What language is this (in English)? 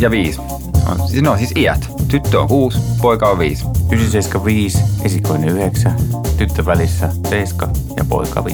Finnish